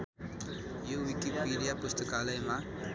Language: Nepali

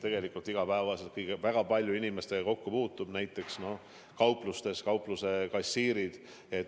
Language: Estonian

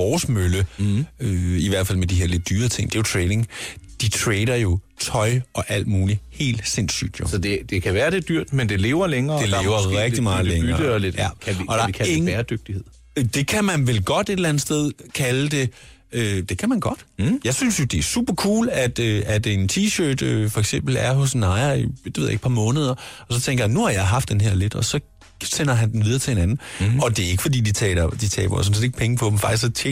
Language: Danish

